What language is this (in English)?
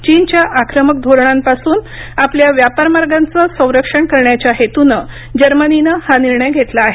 Marathi